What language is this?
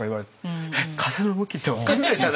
Japanese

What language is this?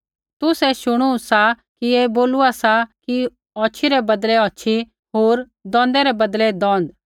Kullu Pahari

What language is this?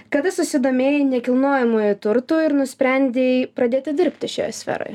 Lithuanian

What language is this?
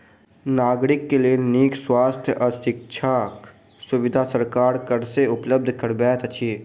Maithili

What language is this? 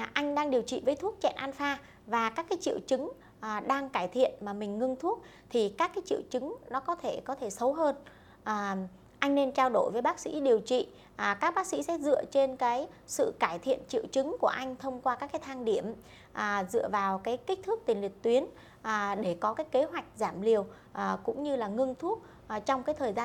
Vietnamese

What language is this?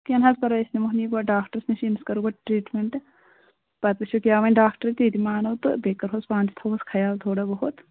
Kashmiri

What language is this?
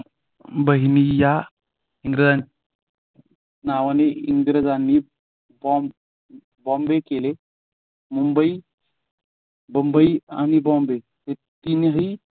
Marathi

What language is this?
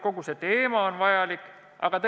Estonian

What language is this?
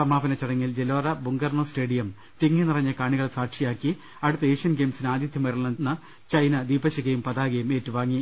Malayalam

